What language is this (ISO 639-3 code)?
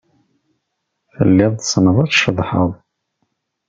kab